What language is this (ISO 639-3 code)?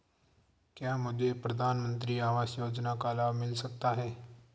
hin